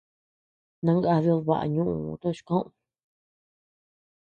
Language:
Tepeuxila Cuicatec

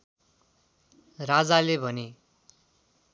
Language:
Nepali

